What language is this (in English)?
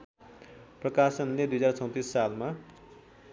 Nepali